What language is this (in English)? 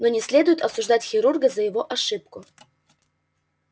Russian